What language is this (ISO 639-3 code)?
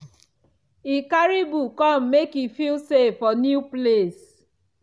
pcm